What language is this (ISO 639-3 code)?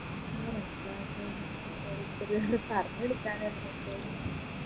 mal